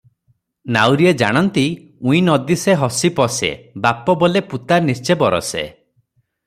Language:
Odia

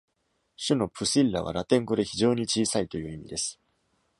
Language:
Japanese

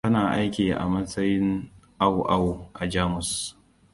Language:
Hausa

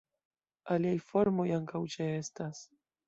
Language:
Esperanto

